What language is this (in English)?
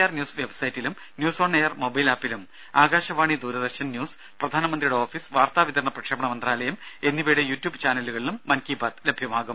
Malayalam